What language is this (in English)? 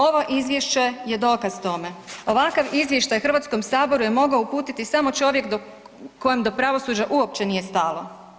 Croatian